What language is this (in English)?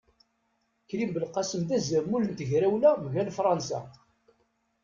Kabyle